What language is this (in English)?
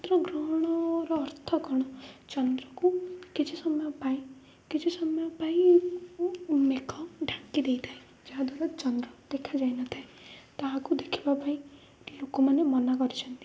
Odia